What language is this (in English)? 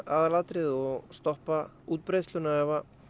Icelandic